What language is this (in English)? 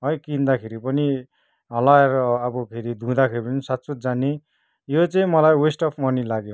Nepali